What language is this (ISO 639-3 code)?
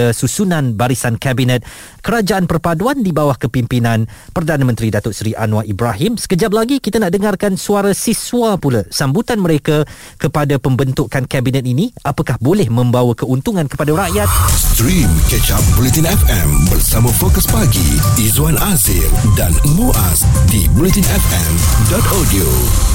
msa